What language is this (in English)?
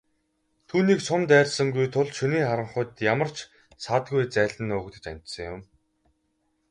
Mongolian